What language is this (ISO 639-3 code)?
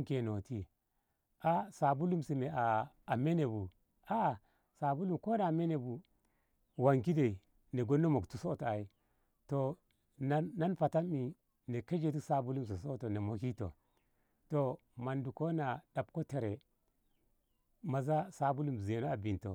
nbh